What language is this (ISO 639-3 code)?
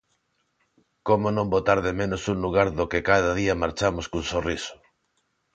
glg